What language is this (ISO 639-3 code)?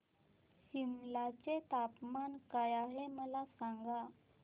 mar